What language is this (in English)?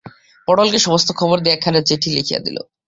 Bangla